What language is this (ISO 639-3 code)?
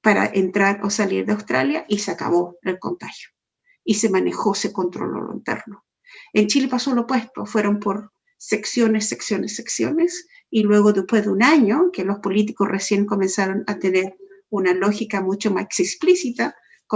spa